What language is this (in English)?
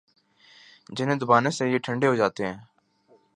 Urdu